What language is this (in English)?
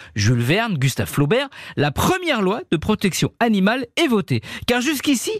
French